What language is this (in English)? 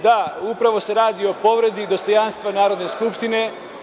Serbian